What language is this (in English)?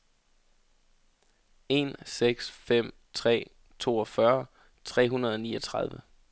Danish